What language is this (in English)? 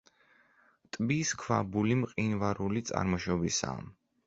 Georgian